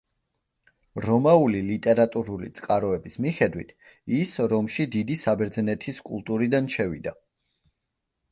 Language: Georgian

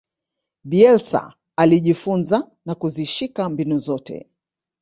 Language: Swahili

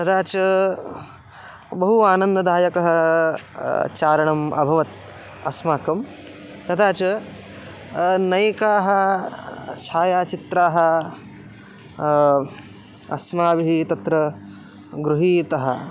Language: Sanskrit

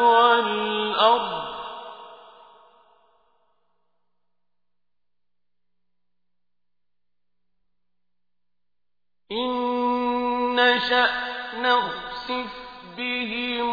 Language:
Arabic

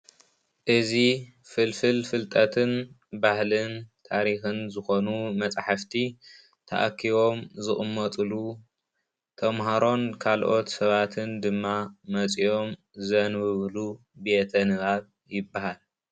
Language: Tigrinya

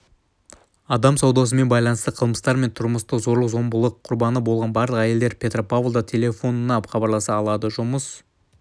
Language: Kazakh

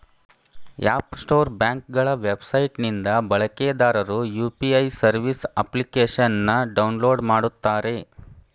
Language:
Kannada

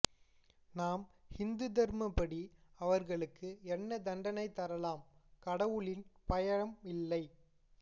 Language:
Tamil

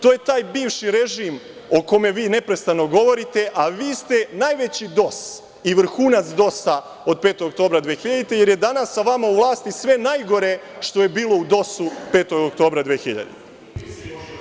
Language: Serbian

